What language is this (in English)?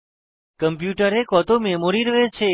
Bangla